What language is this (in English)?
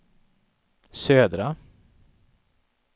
Swedish